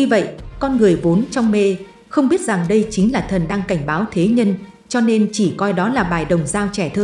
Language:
Vietnamese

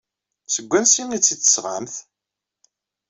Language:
Kabyle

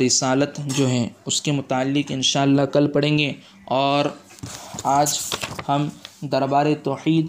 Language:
Urdu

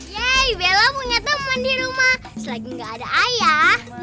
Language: Indonesian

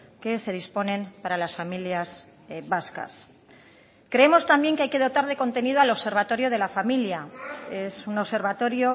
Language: Spanish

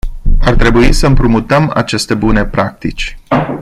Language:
Romanian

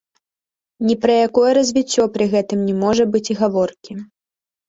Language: Belarusian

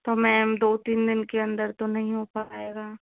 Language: Hindi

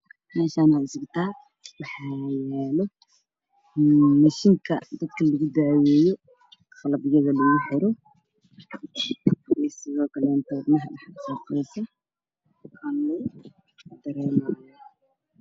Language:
Somali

